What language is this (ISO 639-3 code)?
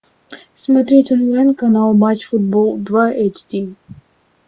rus